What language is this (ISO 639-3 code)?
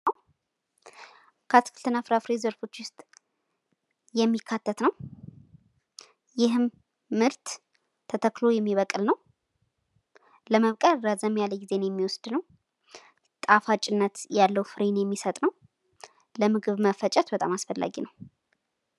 amh